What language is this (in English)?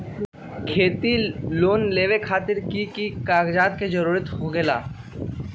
Magahi